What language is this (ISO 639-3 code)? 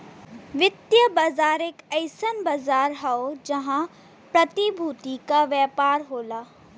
bho